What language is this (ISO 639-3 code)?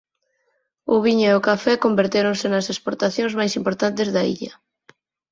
glg